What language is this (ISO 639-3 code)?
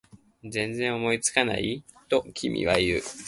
jpn